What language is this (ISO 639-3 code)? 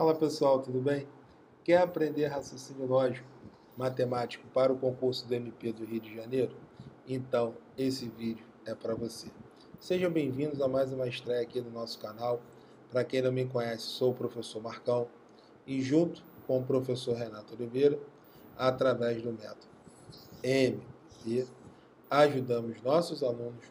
por